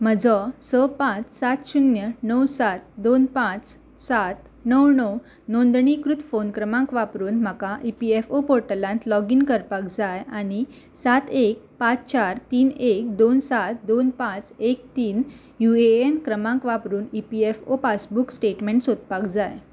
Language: Konkani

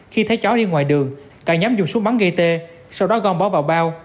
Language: Vietnamese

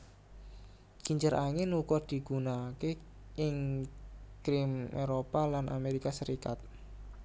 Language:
Javanese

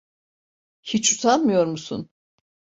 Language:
Turkish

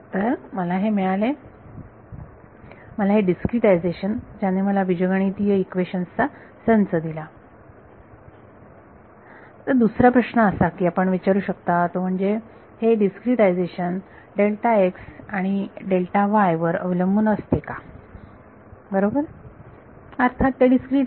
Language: Marathi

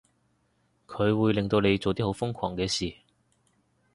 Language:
Cantonese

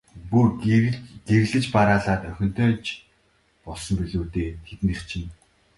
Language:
Mongolian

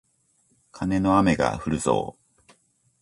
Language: Japanese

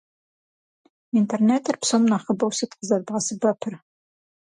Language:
Kabardian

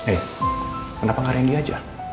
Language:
Indonesian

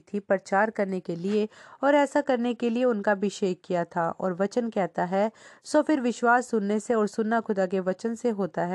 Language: Hindi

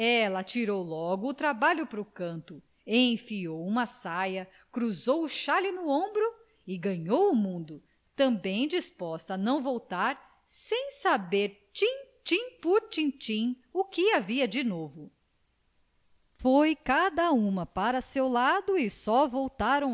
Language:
Portuguese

